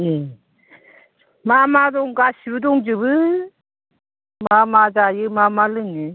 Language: Bodo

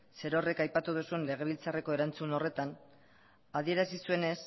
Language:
Basque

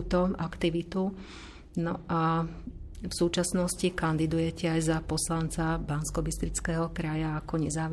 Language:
Slovak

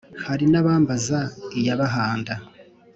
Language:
Kinyarwanda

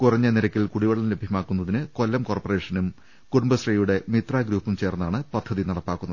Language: Malayalam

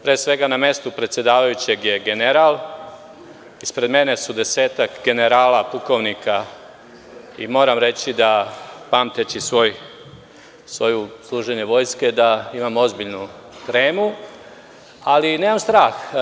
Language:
Serbian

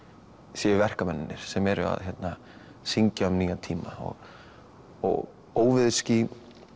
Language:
Icelandic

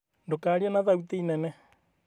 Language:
Kikuyu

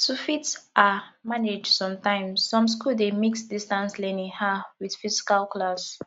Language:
Nigerian Pidgin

